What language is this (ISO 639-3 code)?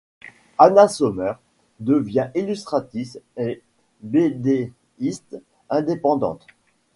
fra